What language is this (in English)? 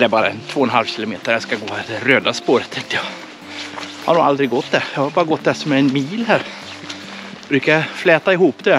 Swedish